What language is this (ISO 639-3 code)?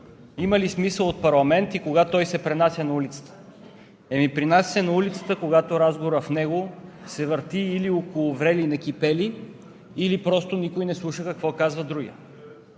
bul